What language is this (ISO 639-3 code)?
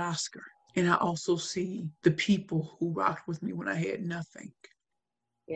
eng